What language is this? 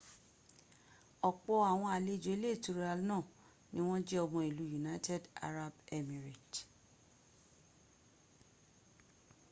Yoruba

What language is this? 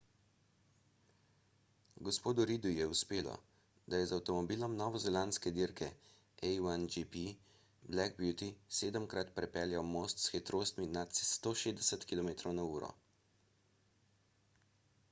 Slovenian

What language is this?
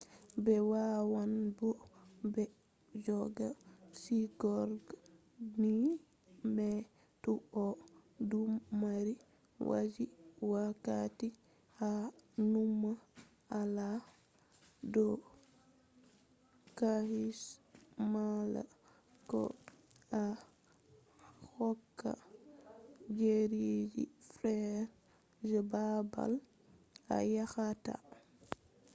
Fula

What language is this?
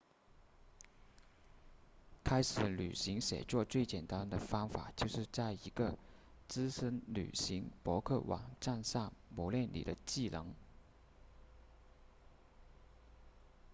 Chinese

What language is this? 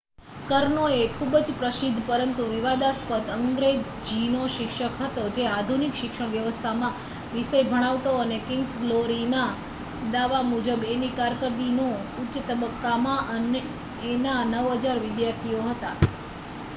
Gujarati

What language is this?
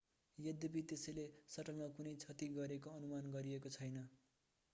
Nepali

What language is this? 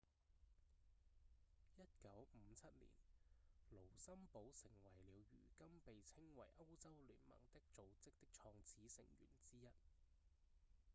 Cantonese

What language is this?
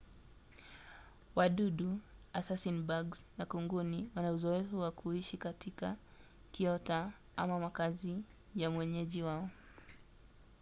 Swahili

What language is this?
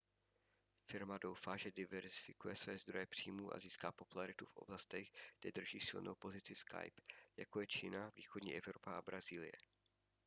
Czech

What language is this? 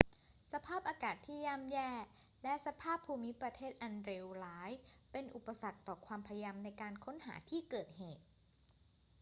Thai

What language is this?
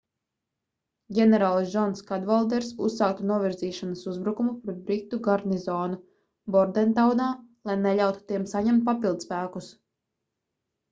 Latvian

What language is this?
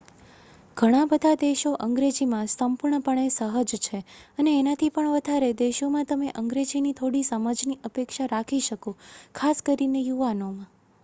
Gujarati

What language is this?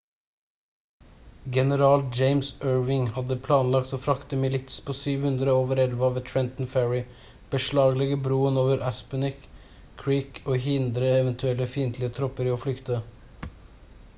Norwegian Bokmål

